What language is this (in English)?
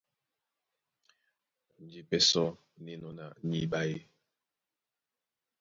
Duala